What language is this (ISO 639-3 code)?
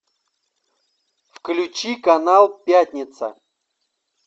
rus